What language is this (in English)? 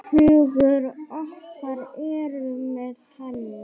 Icelandic